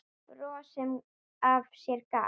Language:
Icelandic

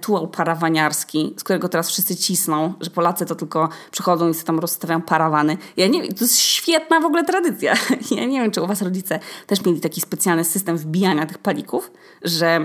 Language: Polish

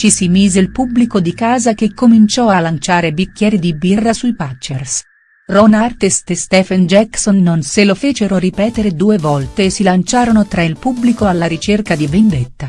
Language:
Italian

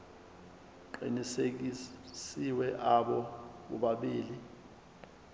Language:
Zulu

